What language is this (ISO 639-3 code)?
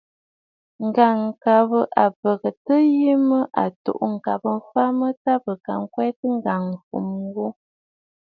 bfd